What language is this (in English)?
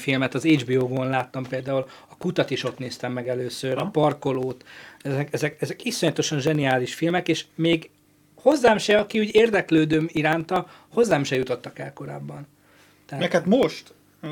Hungarian